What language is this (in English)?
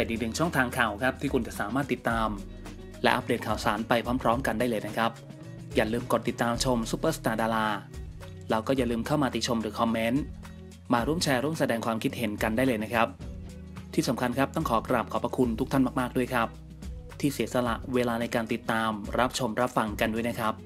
Thai